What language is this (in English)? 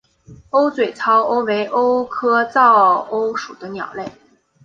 Chinese